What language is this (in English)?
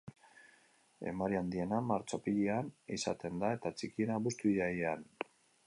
Basque